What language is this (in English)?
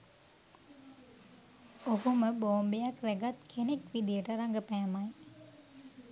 Sinhala